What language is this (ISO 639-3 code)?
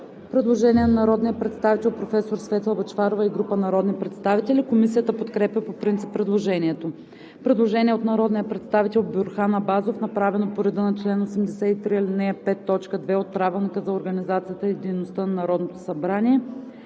bul